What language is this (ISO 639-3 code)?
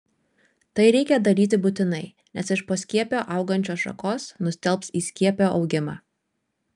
lit